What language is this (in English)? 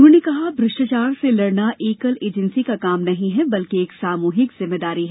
Hindi